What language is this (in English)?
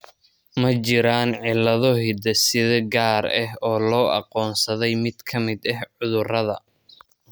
Somali